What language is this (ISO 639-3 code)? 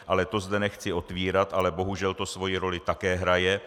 ces